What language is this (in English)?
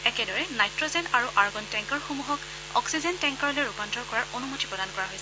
Assamese